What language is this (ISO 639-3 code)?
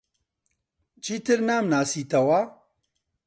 ckb